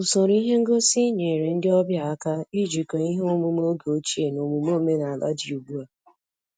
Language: Igbo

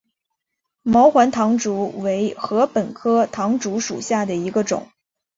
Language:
Chinese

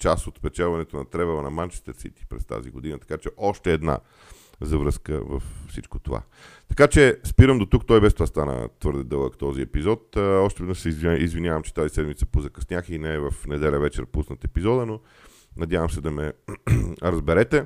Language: Bulgarian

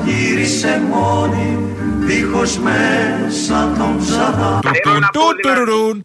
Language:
Greek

